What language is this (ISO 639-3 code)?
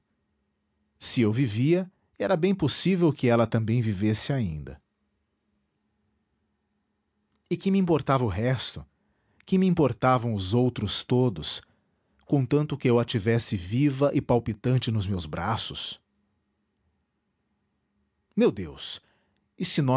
por